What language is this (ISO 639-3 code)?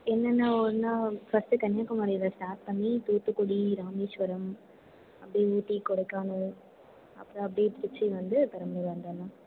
tam